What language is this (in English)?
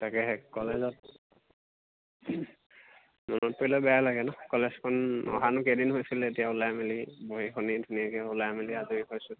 Assamese